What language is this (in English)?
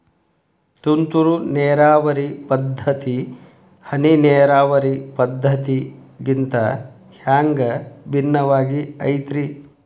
Kannada